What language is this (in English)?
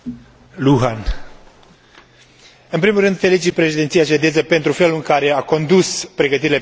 Romanian